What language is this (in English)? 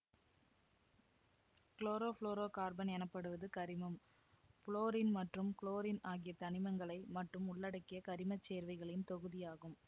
Tamil